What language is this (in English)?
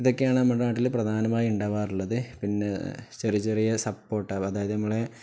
Malayalam